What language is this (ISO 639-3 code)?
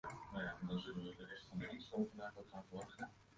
fry